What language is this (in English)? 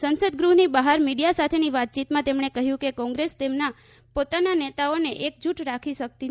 Gujarati